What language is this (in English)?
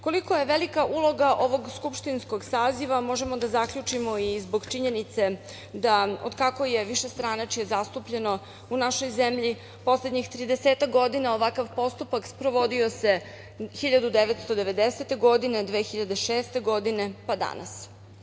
Serbian